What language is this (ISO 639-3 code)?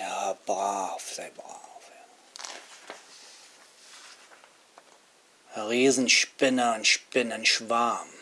deu